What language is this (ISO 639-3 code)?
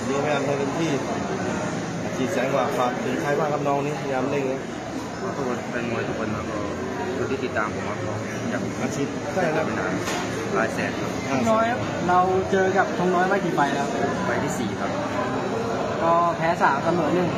tha